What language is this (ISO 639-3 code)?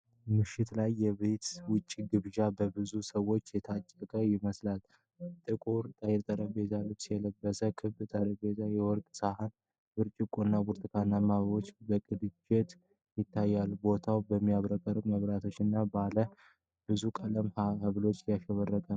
amh